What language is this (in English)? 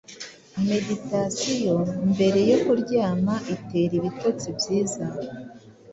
Kinyarwanda